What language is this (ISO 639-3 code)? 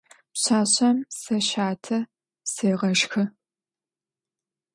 ady